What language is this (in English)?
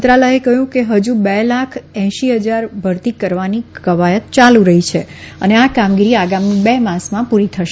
Gujarati